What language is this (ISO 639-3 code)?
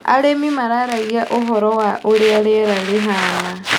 kik